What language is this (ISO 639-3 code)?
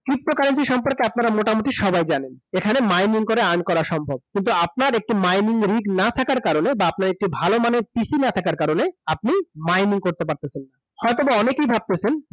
ben